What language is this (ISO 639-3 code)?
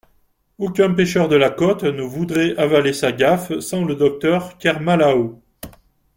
fra